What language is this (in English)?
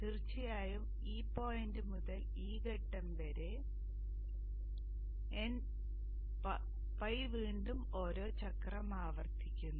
Malayalam